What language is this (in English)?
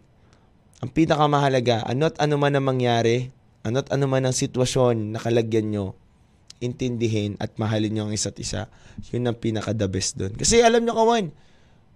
Filipino